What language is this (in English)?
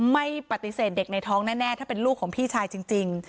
Thai